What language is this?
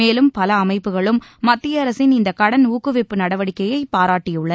Tamil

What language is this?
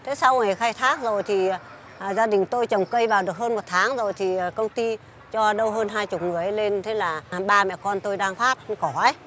Vietnamese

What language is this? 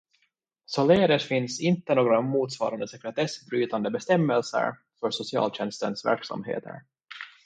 Swedish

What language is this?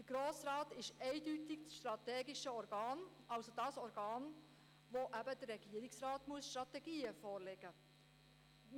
Swiss German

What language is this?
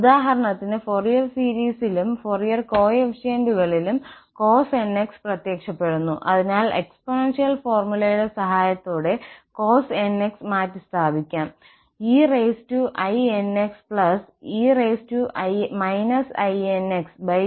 Malayalam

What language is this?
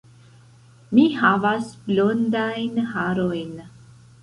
Esperanto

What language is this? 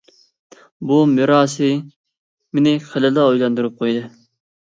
Uyghur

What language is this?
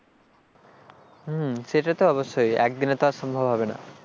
Bangla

